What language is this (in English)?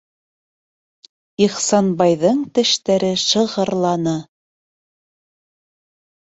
Bashkir